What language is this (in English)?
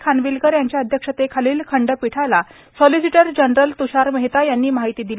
Marathi